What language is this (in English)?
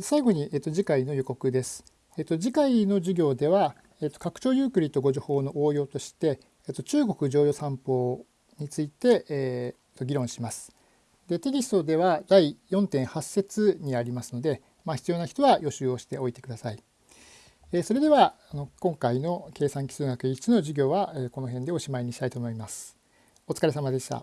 Japanese